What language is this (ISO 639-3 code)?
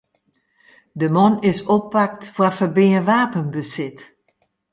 fry